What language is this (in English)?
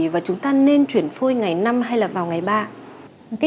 Vietnamese